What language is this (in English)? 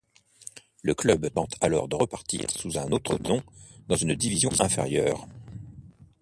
French